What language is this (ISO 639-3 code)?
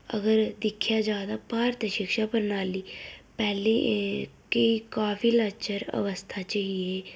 doi